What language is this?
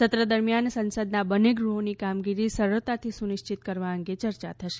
Gujarati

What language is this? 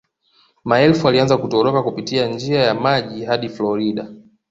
Swahili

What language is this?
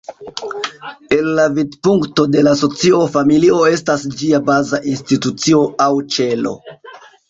Esperanto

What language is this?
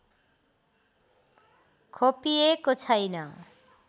Nepali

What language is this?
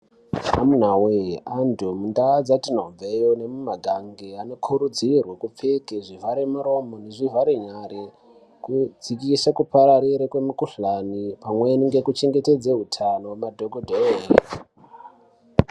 Ndau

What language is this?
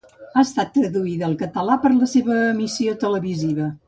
Catalan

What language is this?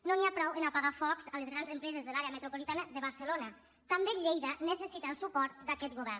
Catalan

